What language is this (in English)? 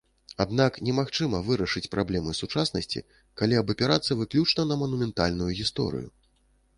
Belarusian